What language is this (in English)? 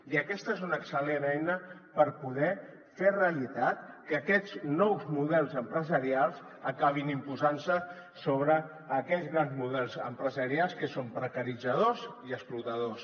Catalan